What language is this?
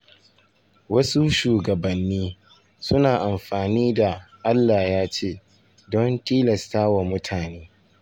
Hausa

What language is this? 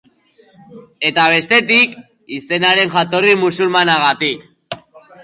Basque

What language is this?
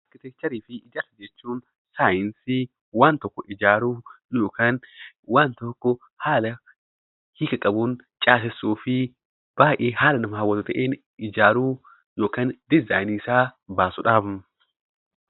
Oromo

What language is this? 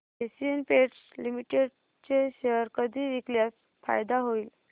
Marathi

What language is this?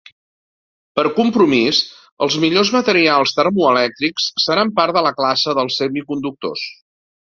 Catalan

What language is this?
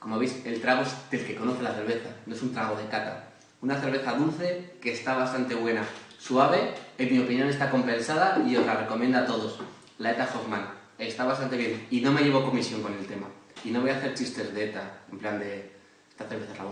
Spanish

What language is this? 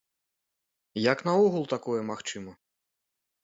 Belarusian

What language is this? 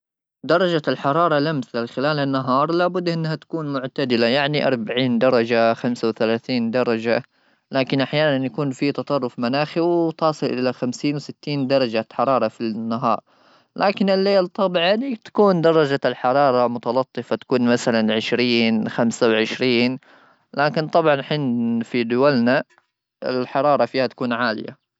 Gulf Arabic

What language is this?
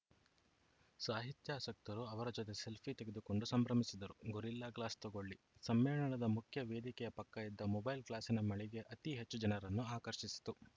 Kannada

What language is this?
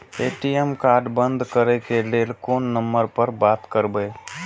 Maithili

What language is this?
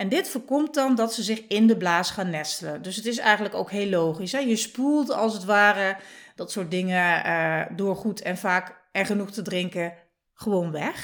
Dutch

